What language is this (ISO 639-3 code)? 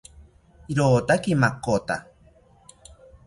cpy